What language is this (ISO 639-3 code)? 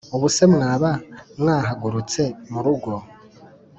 kin